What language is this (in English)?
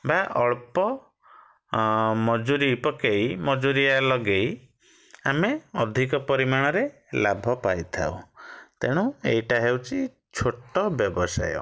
Odia